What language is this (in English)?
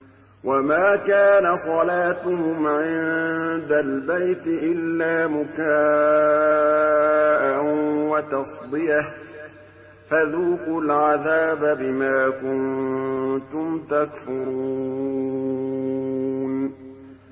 Arabic